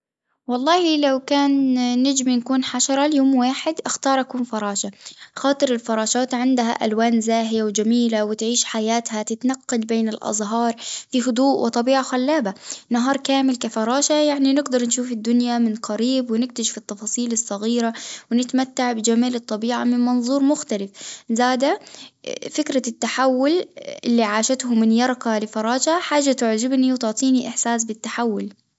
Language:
Tunisian Arabic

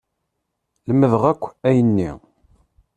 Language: Kabyle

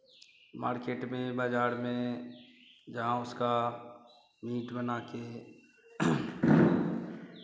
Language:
Hindi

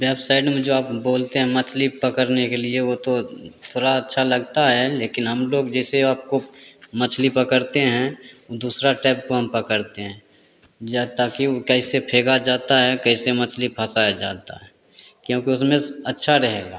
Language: Hindi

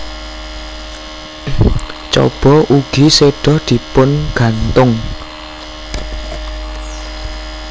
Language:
Javanese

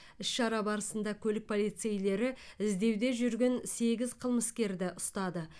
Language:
Kazakh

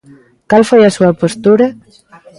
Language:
Galician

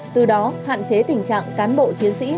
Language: Vietnamese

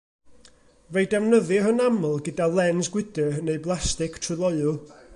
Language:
Welsh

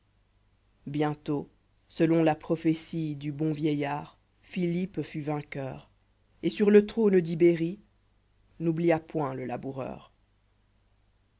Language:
French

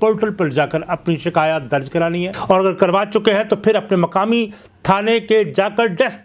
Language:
Urdu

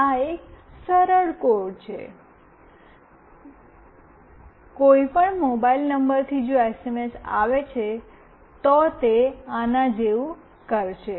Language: Gujarati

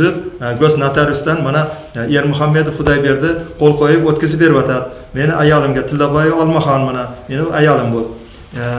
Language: Turkish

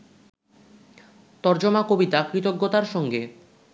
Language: Bangla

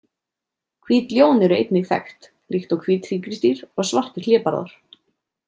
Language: Icelandic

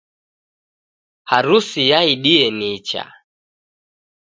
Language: Taita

